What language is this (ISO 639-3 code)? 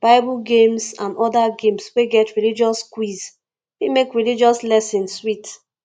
pcm